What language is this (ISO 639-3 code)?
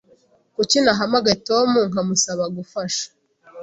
kin